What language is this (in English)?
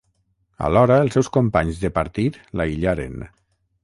Catalan